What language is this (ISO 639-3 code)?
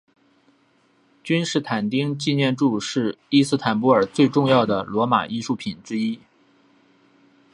zho